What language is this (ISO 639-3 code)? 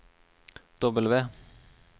nor